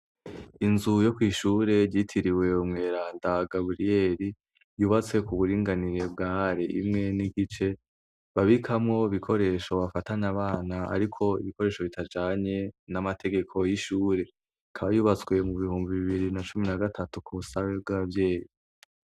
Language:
Rundi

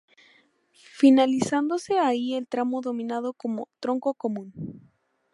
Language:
Spanish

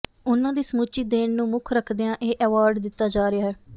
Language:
Punjabi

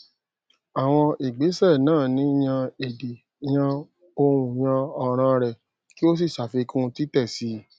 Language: Yoruba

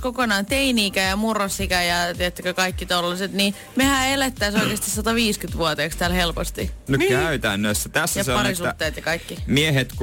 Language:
Finnish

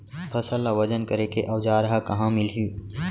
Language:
Chhattisgarhi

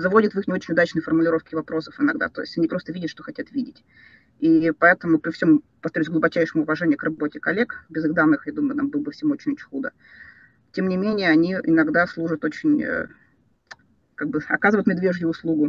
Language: Russian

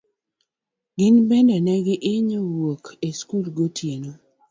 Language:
Luo (Kenya and Tanzania)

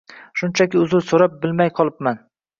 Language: Uzbek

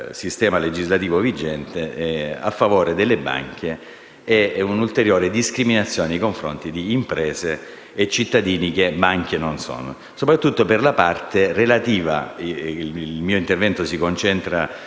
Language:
Italian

